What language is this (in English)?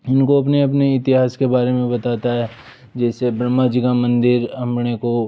Hindi